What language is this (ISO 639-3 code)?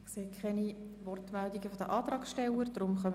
gsw